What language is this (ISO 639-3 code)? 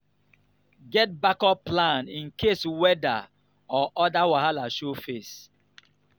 pcm